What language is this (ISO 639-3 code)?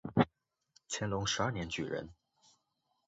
zho